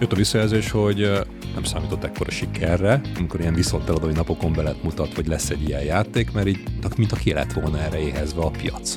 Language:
Hungarian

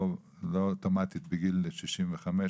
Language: Hebrew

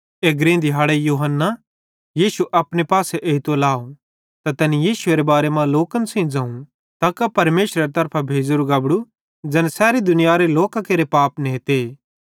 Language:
Bhadrawahi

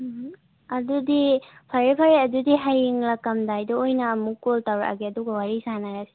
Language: Manipuri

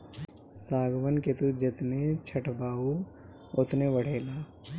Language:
Bhojpuri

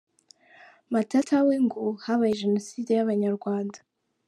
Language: Kinyarwanda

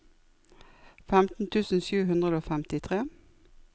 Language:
Norwegian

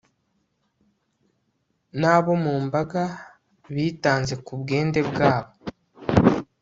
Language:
Kinyarwanda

